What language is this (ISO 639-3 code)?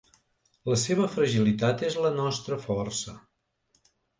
cat